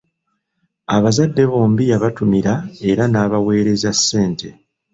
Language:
Ganda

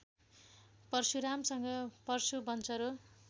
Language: Nepali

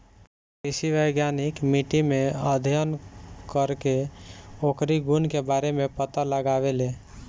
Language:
Bhojpuri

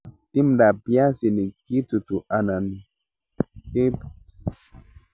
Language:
Kalenjin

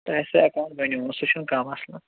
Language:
Kashmiri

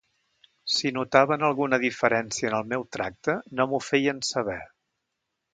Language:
Catalan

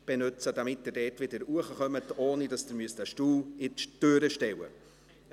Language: Swiss German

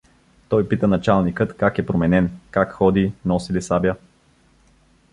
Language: Bulgarian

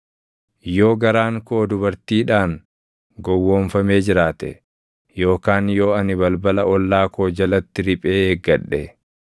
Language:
Oromo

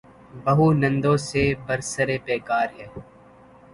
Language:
Urdu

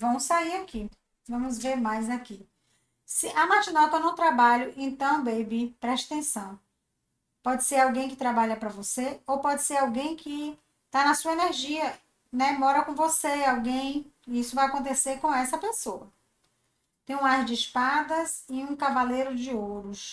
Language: Portuguese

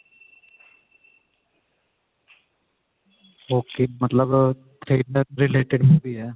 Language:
Punjabi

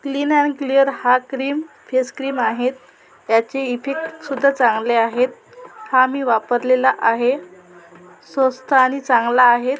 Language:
Marathi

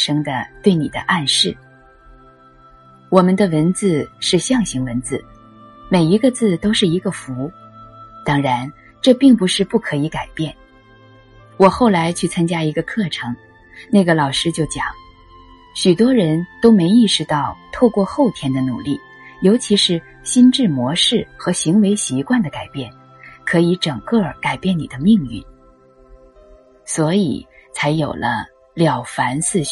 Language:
Chinese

